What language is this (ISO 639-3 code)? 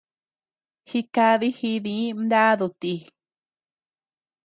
cux